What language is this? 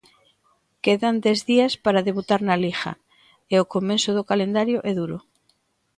Galician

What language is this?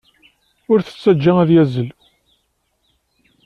Kabyle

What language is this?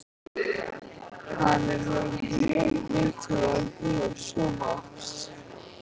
Icelandic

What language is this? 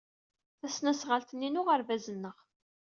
Kabyle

